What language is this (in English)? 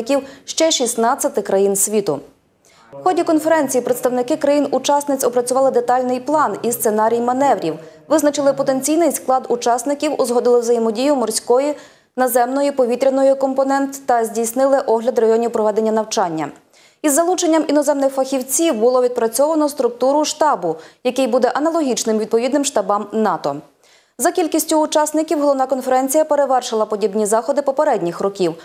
Ukrainian